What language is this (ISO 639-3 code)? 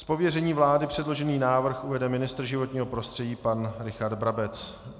ces